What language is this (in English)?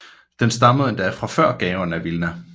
Danish